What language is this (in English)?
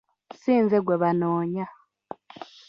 Ganda